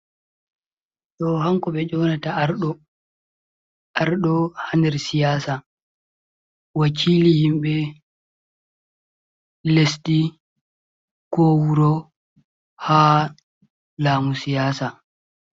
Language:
Fula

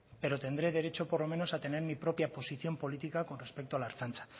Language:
Spanish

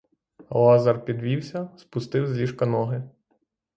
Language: Ukrainian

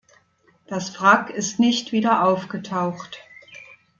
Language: German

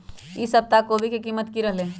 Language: Magahi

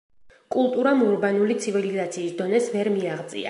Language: Georgian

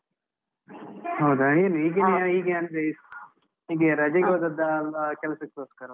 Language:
Kannada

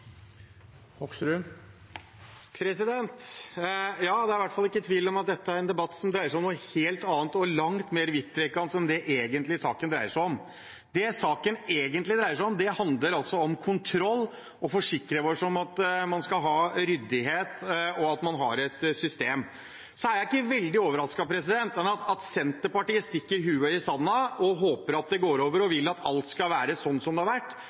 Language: Norwegian Bokmål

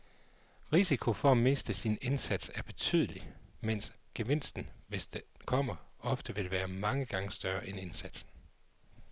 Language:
Danish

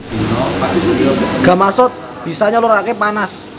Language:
Javanese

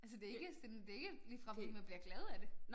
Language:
Danish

